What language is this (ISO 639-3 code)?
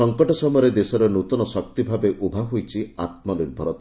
ori